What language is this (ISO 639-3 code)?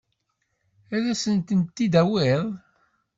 kab